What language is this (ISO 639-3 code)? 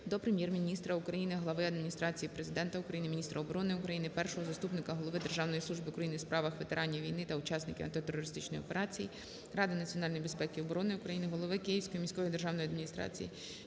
ukr